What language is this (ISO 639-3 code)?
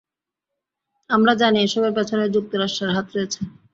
ben